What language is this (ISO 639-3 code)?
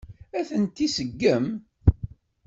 kab